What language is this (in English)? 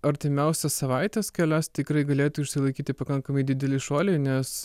Lithuanian